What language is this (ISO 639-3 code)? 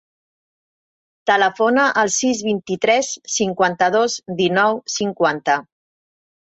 cat